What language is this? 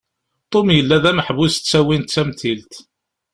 Kabyle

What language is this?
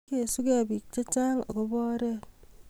Kalenjin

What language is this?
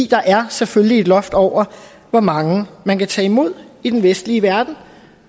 Danish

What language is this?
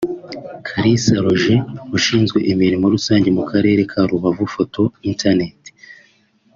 Kinyarwanda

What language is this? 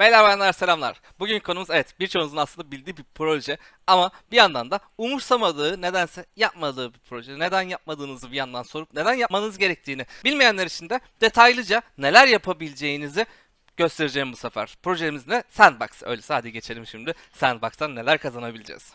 Turkish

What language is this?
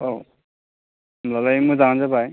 Bodo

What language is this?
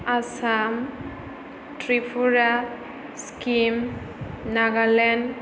Bodo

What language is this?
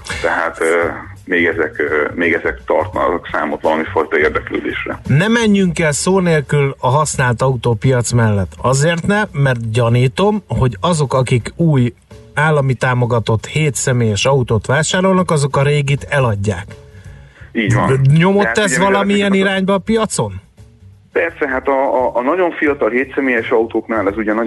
Hungarian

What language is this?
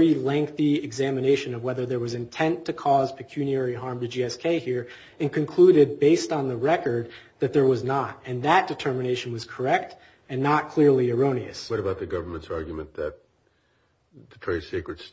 English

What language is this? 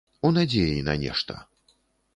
Belarusian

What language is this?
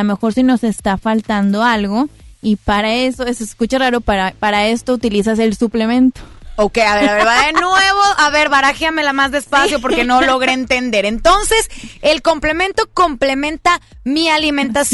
Spanish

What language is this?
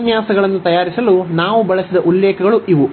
Kannada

